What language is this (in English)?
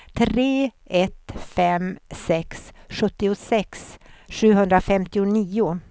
Swedish